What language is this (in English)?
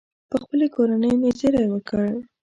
Pashto